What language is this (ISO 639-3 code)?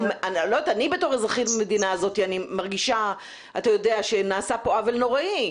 heb